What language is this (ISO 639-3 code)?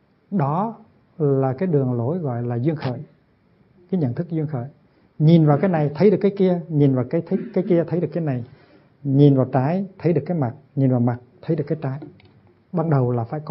vie